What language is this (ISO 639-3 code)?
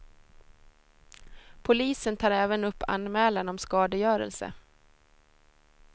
swe